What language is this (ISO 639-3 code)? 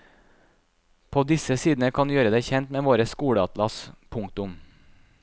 nor